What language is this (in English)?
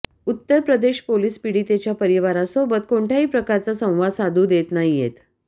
Marathi